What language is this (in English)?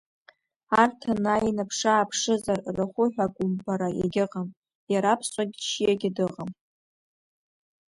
Abkhazian